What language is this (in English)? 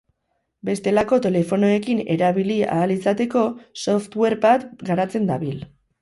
Basque